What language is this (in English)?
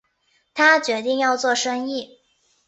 Chinese